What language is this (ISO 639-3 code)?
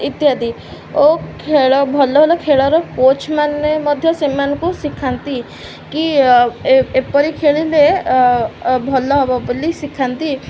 ori